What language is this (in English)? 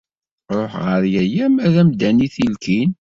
Kabyle